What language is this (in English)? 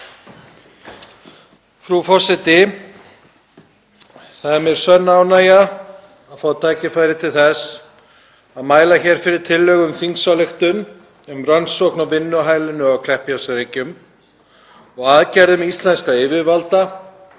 Icelandic